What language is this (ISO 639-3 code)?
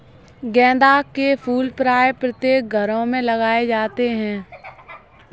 hin